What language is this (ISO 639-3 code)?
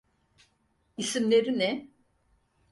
tur